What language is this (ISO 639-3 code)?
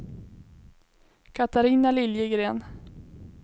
swe